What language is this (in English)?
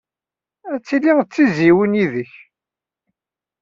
Kabyle